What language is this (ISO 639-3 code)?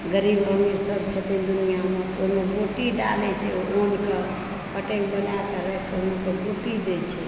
mai